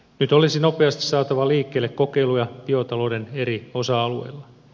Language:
Finnish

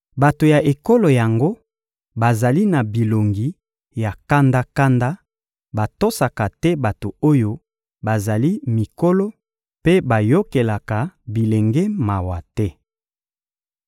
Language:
Lingala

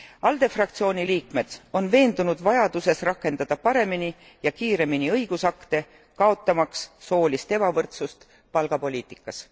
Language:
Estonian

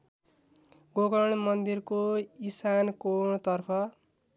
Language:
Nepali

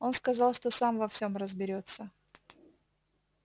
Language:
Russian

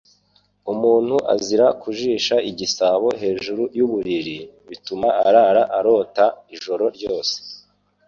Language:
Kinyarwanda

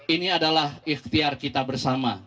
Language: Indonesian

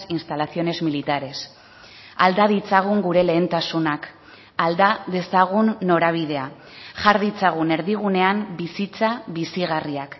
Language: Basque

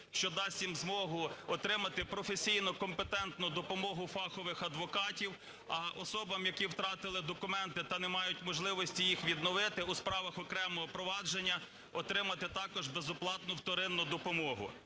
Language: Ukrainian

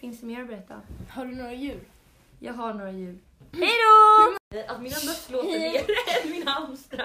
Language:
Swedish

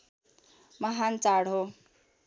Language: Nepali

